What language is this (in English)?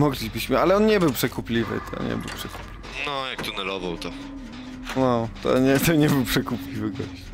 Polish